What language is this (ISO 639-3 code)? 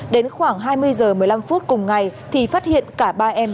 vie